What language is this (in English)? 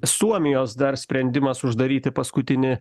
Lithuanian